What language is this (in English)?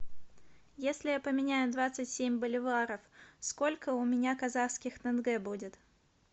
Russian